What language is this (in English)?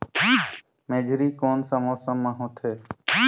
Chhattisgarhi